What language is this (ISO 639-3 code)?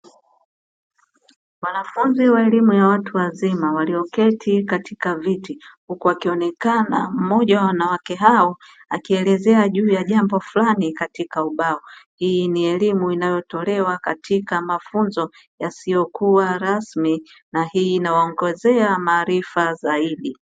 swa